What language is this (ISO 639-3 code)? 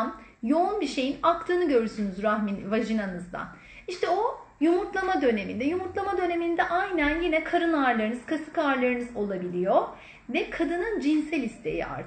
tur